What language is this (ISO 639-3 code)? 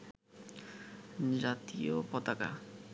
ben